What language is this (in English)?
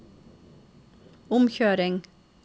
Norwegian